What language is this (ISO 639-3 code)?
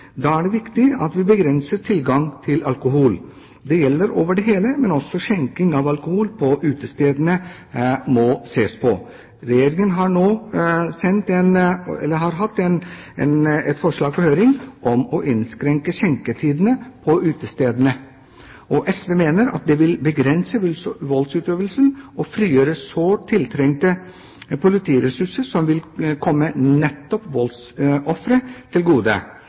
nob